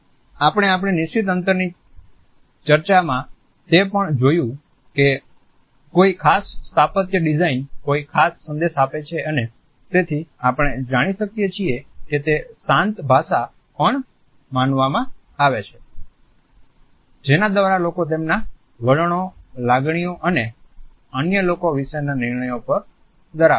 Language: Gujarati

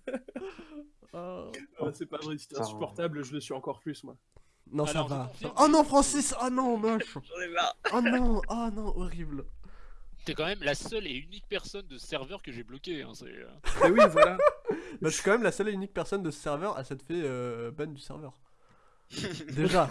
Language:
French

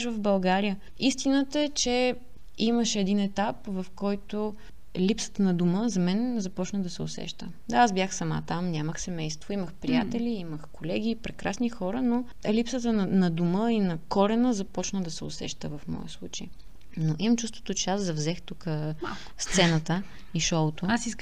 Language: Bulgarian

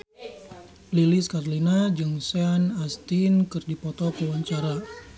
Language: Sundanese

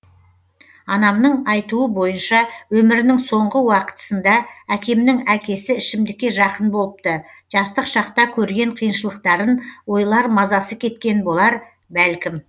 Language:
Kazakh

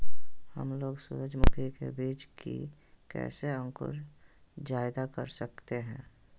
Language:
Magahi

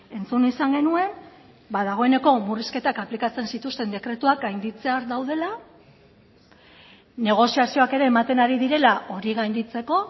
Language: Basque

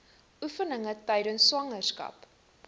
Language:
Afrikaans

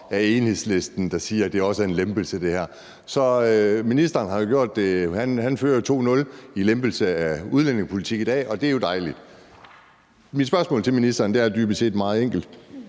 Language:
Danish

